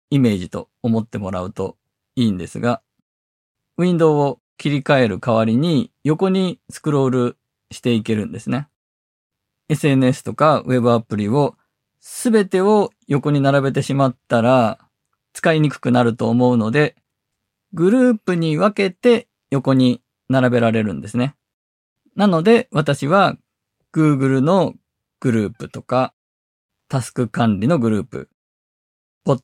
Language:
Japanese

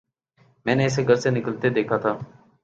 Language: Urdu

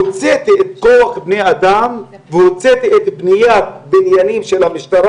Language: Hebrew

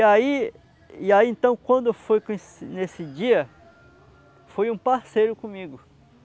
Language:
Portuguese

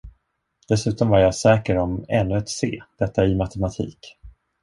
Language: Swedish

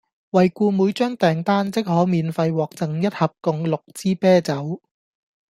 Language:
Cantonese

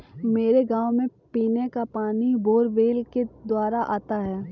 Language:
Hindi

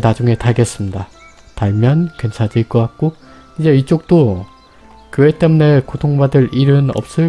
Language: Korean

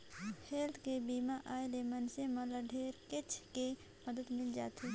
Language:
Chhattisgarhi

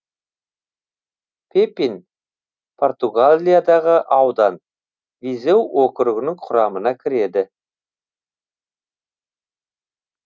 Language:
Kazakh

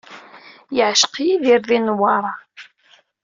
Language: Kabyle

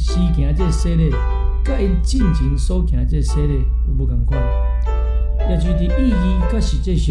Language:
Chinese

